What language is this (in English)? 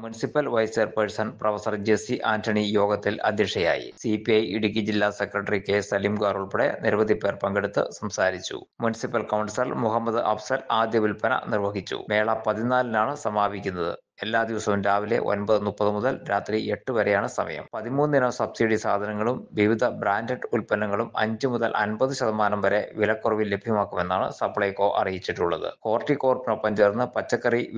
Malayalam